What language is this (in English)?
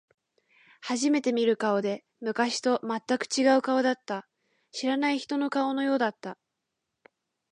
Japanese